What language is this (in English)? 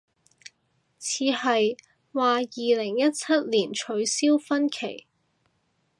Cantonese